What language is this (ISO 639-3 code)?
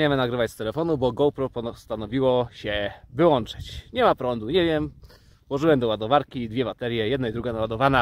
pol